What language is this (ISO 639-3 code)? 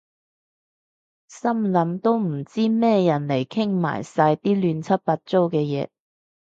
yue